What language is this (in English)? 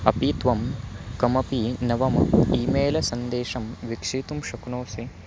Sanskrit